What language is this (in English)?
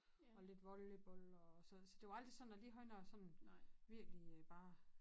Danish